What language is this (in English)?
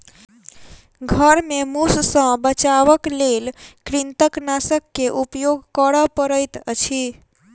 Maithili